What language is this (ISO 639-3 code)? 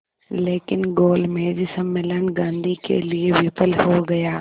hin